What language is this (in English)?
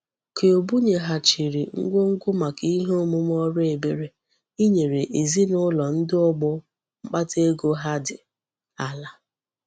Igbo